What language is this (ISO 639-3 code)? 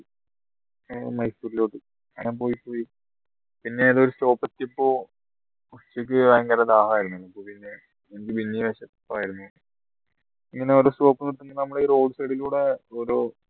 mal